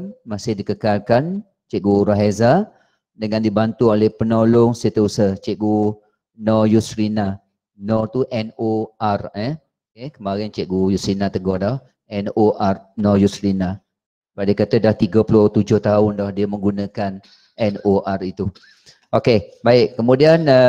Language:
Malay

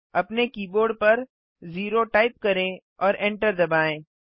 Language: Hindi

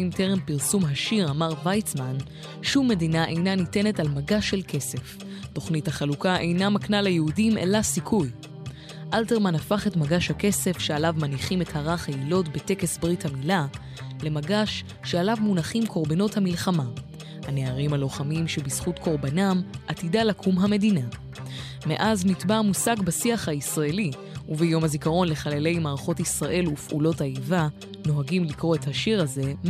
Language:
Hebrew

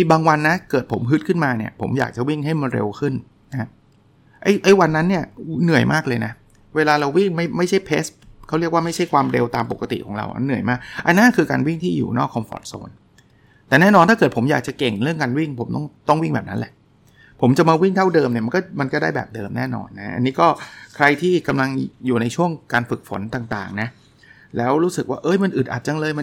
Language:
Thai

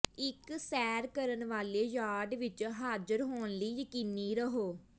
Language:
Punjabi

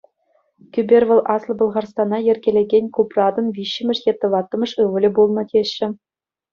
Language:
Chuvash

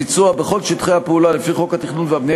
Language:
Hebrew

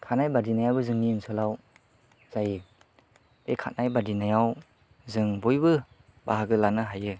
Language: Bodo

